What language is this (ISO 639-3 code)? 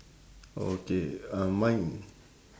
eng